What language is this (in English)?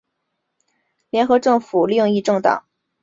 Chinese